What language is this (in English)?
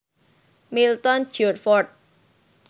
Javanese